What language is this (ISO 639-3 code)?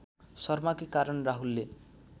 nep